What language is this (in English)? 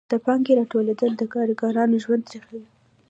Pashto